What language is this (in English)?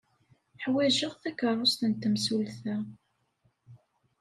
Kabyle